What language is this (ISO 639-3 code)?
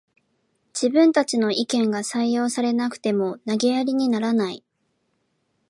jpn